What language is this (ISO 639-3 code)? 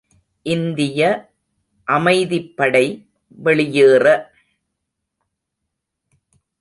tam